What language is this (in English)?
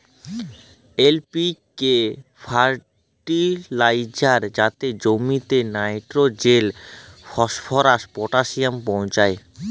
Bangla